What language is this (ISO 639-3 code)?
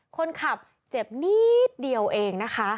tha